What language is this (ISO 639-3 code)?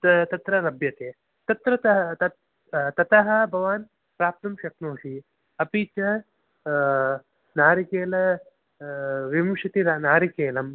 san